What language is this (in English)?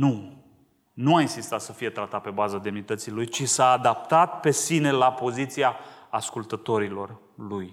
Romanian